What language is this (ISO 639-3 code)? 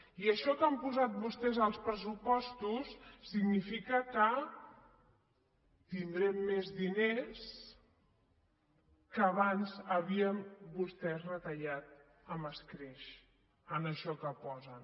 cat